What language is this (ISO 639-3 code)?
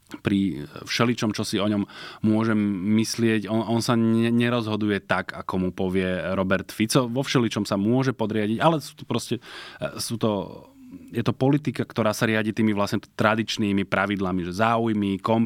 slk